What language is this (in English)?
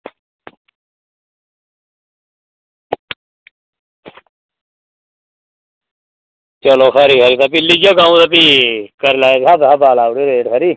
Dogri